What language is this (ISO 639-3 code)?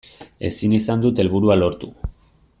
eus